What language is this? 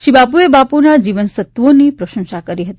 Gujarati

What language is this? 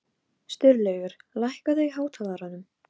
Icelandic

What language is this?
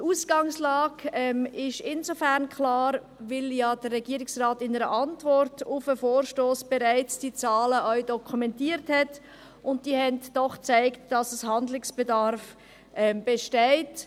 Swiss German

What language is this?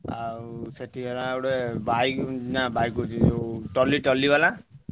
Odia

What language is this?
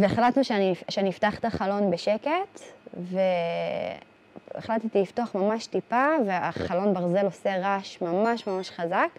Hebrew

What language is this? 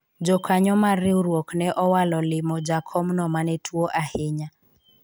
Luo (Kenya and Tanzania)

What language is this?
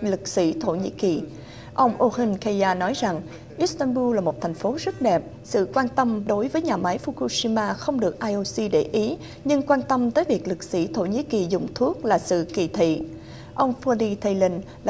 Vietnamese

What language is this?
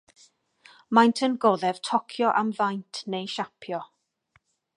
Welsh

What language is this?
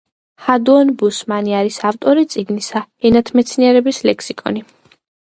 Georgian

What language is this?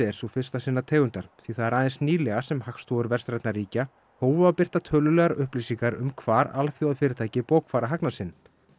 Icelandic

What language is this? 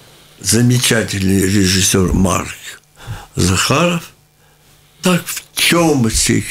Russian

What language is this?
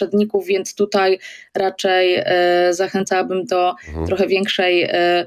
Polish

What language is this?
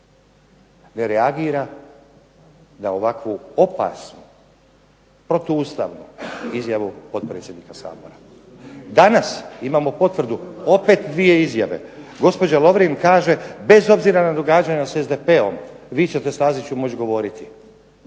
Croatian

